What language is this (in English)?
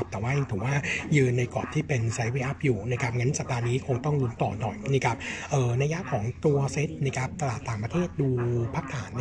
Thai